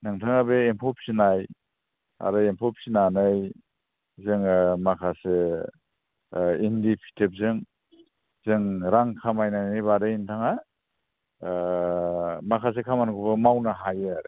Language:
Bodo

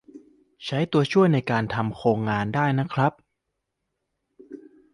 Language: Thai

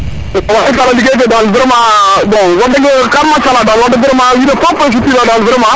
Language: Serer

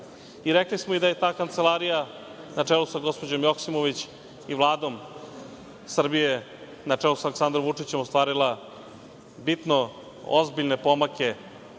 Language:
Serbian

